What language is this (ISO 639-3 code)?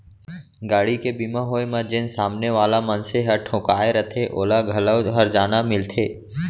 hne